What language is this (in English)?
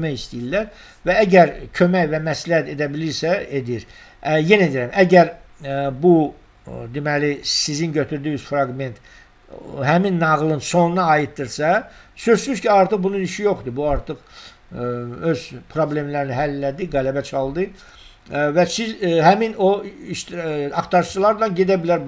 Turkish